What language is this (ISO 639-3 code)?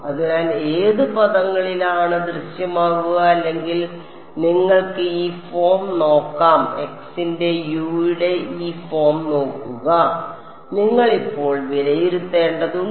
mal